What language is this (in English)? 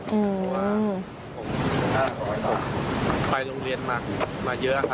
Thai